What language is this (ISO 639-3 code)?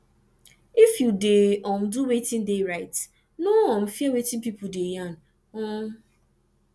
pcm